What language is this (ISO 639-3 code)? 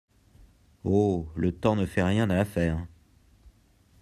fra